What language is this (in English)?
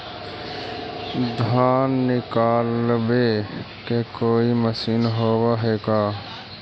Magahi